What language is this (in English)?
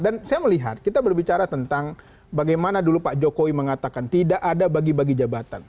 Indonesian